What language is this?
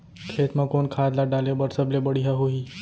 Chhattisgarhi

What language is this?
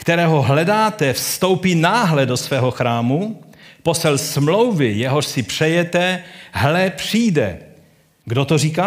Czech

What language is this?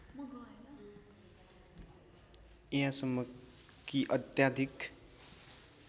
Nepali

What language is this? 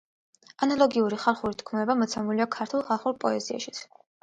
Georgian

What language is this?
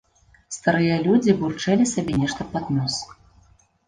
Belarusian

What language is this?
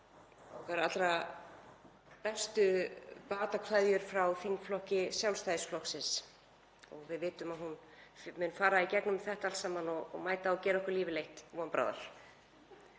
Icelandic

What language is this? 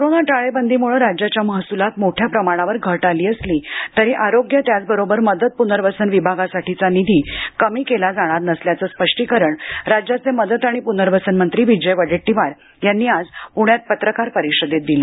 Marathi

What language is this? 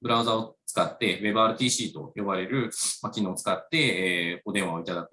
Japanese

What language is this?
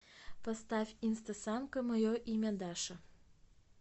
Russian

